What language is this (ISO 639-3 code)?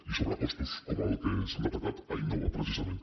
cat